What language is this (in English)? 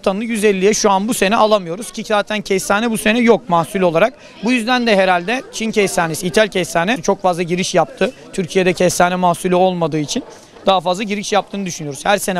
Turkish